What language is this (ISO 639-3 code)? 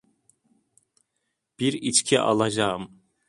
tur